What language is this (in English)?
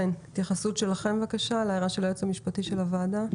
Hebrew